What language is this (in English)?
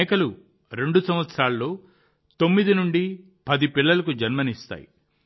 Telugu